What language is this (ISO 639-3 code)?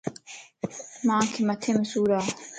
lss